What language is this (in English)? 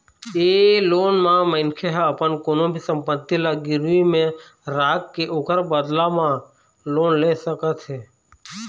Chhattisgarhi